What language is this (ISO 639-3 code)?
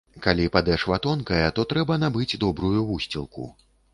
bel